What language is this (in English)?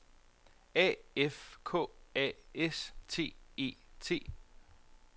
Danish